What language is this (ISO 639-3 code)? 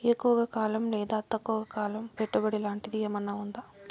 tel